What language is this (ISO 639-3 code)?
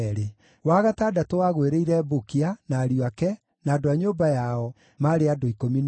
kik